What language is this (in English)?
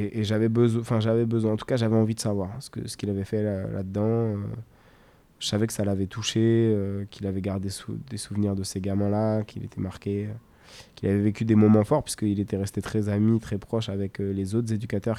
French